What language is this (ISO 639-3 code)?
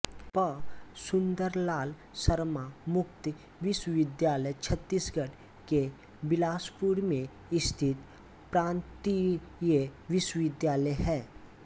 hin